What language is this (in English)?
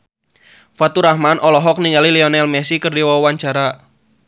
Sundanese